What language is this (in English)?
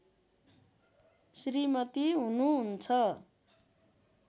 Nepali